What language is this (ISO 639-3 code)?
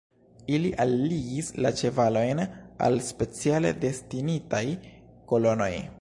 epo